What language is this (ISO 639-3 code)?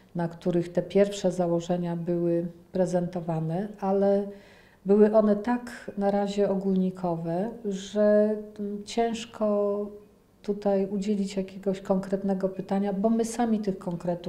pol